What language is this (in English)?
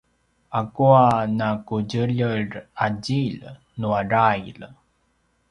Paiwan